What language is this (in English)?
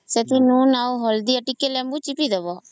Odia